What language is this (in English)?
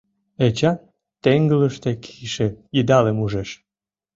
Mari